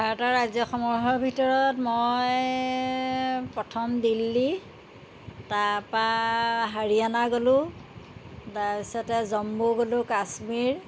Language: Assamese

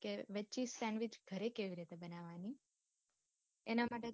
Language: Gujarati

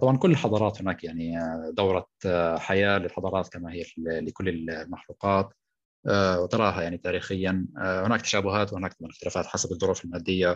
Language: Arabic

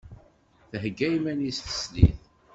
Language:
Kabyle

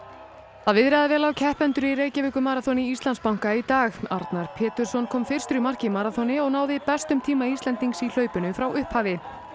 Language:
Icelandic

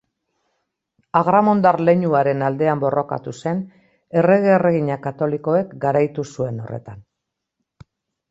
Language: Basque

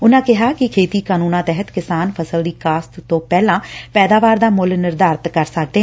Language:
Punjabi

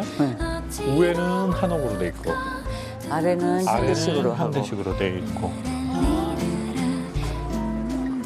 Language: Korean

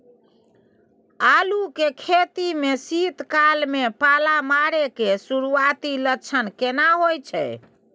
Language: Maithili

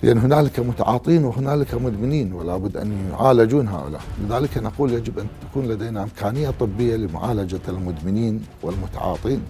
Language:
Arabic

